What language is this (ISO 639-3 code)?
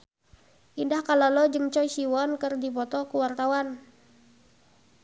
sun